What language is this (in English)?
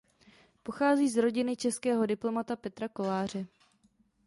Czech